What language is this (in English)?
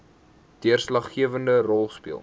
Afrikaans